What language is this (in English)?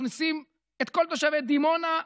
Hebrew